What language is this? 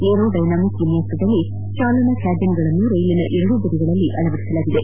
Kannada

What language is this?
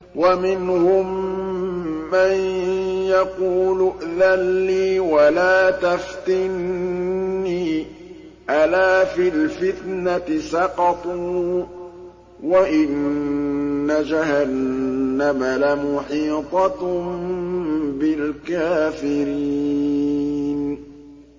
Arabic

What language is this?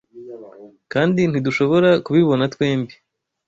Kinyarwanda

